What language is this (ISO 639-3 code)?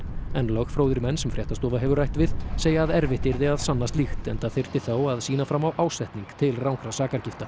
isl